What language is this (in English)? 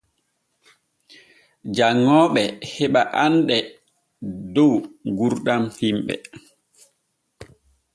Borgu Fulfulde